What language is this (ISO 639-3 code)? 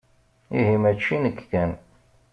kab